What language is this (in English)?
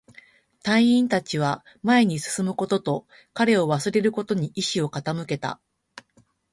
Japanese